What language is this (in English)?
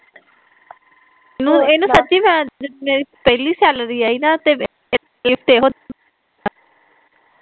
Punjabi